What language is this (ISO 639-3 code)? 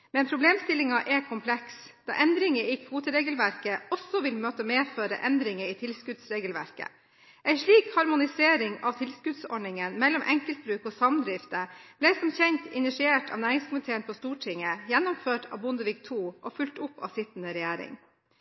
nob